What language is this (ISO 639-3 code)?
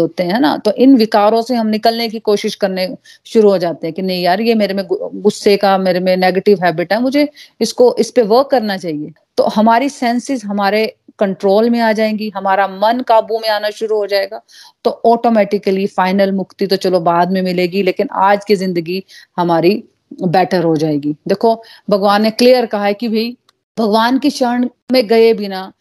hin